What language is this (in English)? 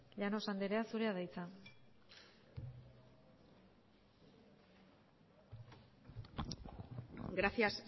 Basque